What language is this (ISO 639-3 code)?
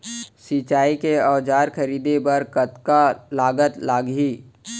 hne